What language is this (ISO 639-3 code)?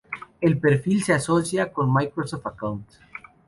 spa